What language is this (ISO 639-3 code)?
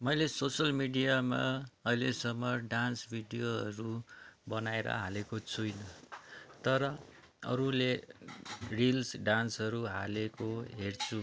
nep